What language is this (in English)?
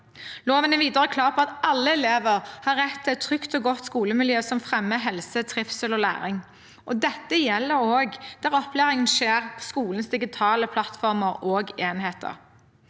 Norwegian